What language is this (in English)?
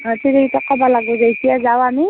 Assamese